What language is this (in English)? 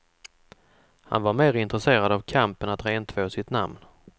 Swedish